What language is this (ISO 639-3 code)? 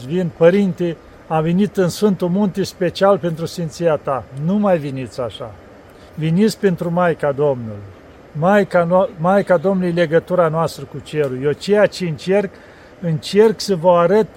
ron